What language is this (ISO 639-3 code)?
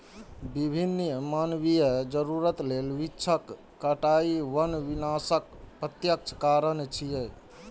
mai